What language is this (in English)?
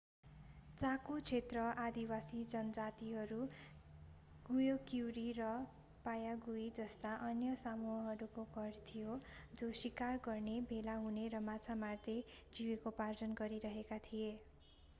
Nepali